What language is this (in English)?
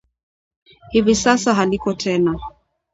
Swahili